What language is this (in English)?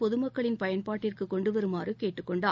Tamil